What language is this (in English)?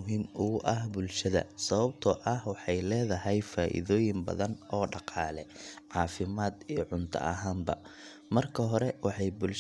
Somali